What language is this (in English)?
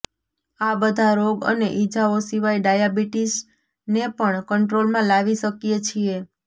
Gujarati